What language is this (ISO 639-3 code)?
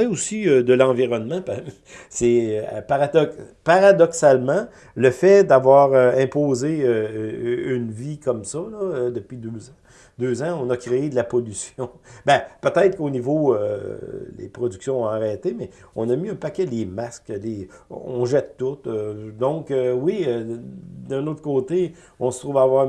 fra